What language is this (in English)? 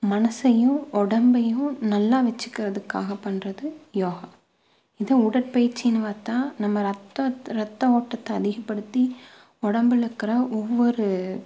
Tamil